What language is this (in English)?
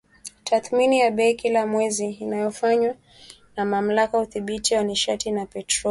Swahili